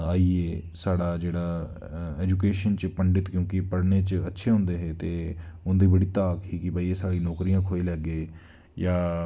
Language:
Dogri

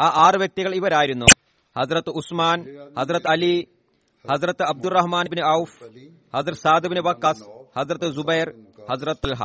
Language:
Malayalam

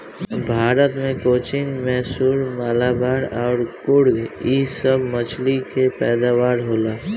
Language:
Bhojpuri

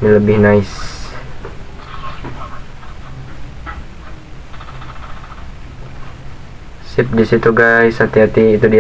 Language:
Indonesian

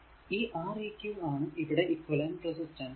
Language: Malayalam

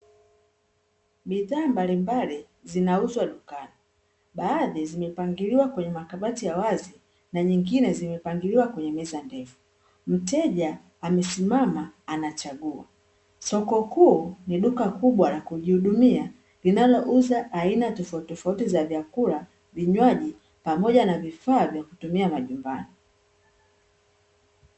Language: Swahili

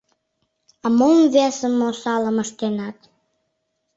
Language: Mari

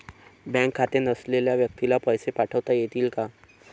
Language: Marathi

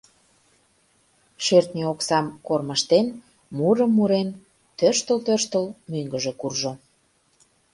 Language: Mari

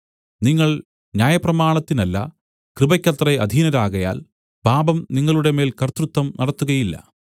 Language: Malayalam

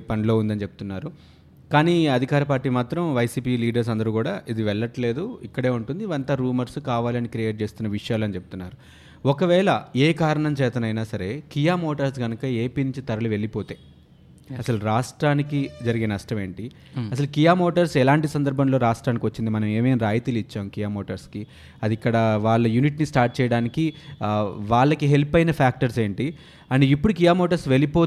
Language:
Telugu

